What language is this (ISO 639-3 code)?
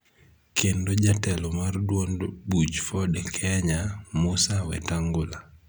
luo